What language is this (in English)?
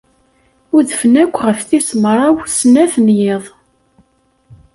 Kabyle